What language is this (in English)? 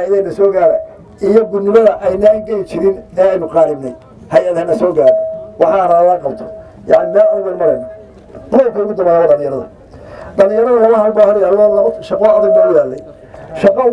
Arabic